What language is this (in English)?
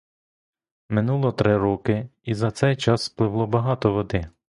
Ukrainian